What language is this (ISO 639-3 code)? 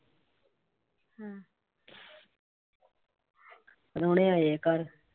pan